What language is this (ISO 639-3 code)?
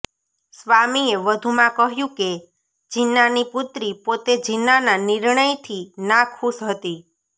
guj